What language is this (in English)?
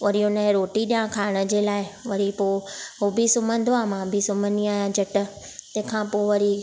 Sindhi